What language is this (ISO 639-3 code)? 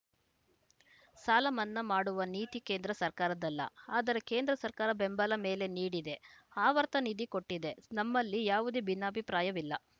kan